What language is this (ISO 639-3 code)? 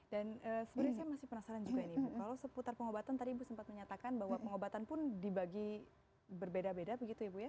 ind